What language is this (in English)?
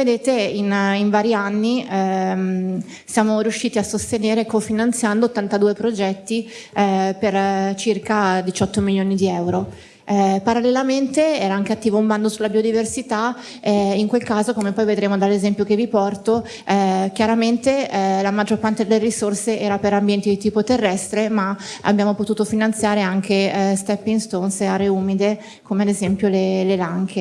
Italian